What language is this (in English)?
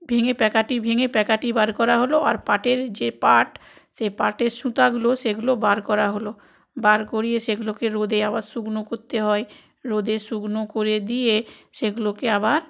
Bangla